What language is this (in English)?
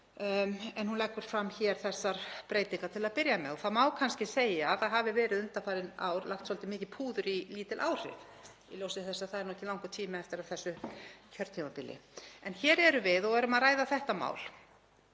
Icelandic